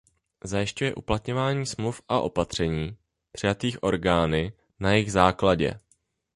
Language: Czech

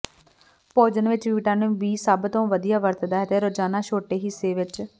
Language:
Punjabi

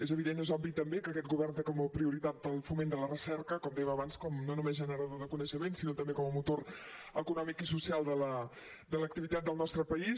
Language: Catalan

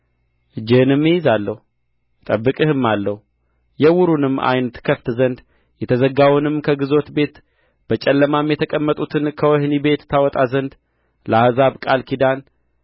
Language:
Amharic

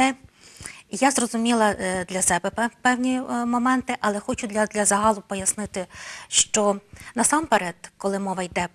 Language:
Ukrainian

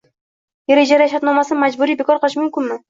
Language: Uzbek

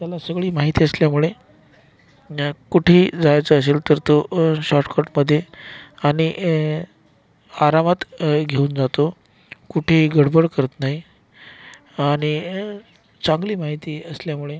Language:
Marathi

